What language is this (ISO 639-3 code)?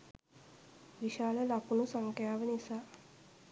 sin